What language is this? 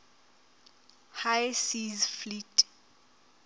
Southern Sotho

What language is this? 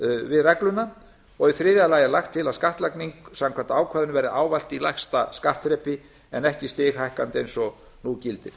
Icelandic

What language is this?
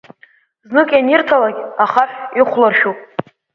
Abkhazian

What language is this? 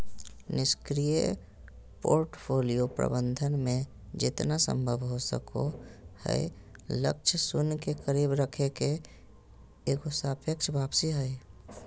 Magahi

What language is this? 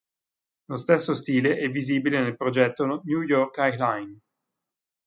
Italian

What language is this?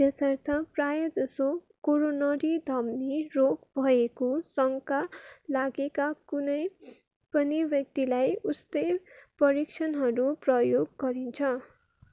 Nepali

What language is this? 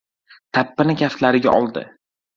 Uzbek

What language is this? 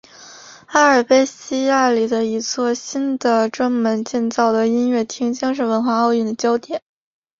Chinese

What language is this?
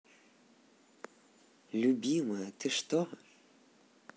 Russian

